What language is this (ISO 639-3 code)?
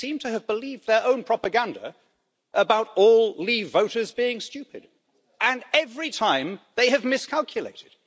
eng